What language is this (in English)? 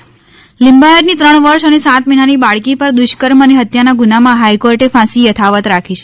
Gujarati